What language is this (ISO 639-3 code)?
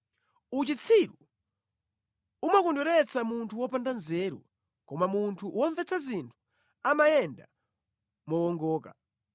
nya